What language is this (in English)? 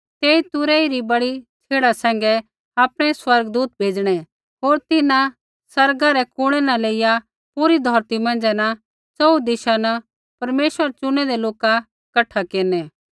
Kullu Pahari